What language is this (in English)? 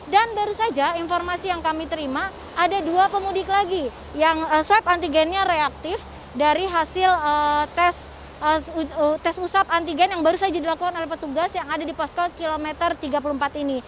Indonesian